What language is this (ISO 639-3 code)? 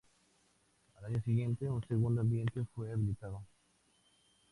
spa